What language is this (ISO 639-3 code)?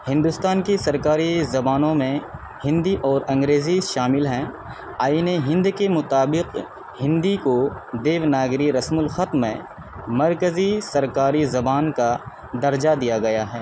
urd